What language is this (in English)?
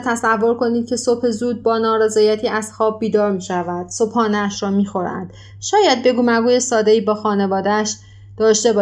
Persian